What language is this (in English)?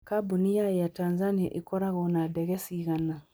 Kikuyu